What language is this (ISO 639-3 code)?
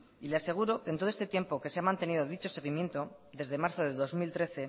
spa